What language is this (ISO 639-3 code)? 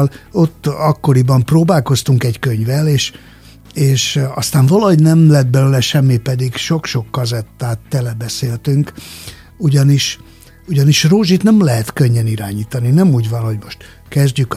hun